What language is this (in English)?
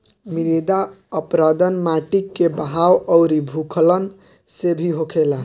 Bhojpuri